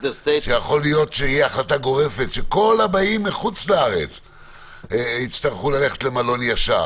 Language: Hebrew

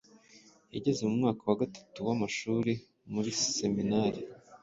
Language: Kinyarwanda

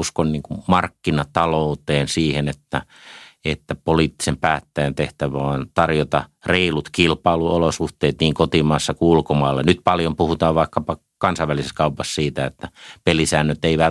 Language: Finnish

